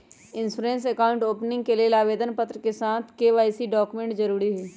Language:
Magahi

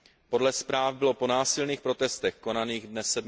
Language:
Czech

